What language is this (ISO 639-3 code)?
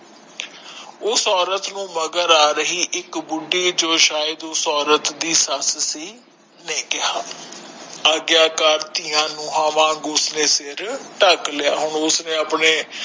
pan